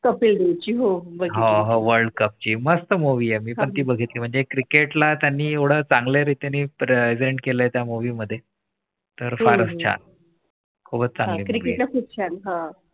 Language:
Marathi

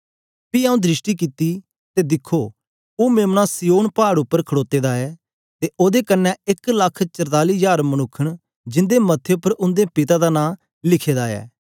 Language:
Dogri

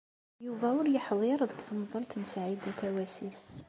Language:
Kabyle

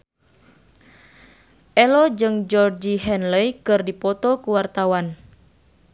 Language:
Sundanese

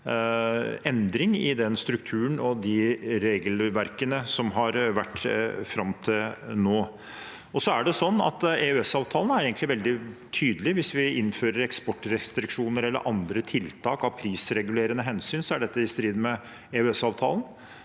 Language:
Norwegian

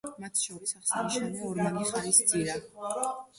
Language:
Georgian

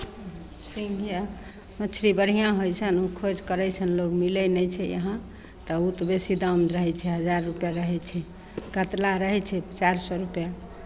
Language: Maithili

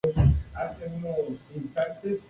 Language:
Spanish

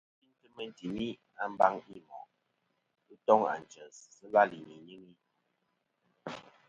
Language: Kom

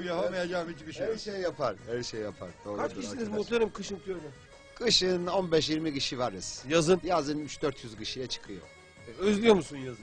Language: Turkish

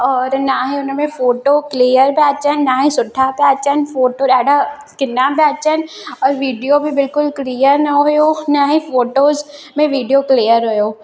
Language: Sindhi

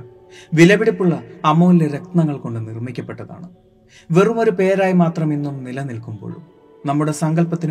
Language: Malayalam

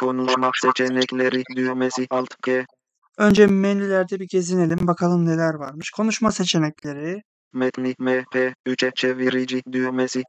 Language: Turkish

